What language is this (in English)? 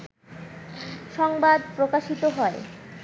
Bangla